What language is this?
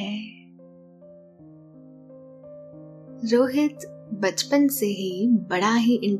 Hindi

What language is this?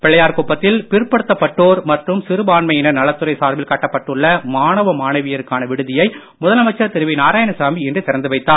Tamil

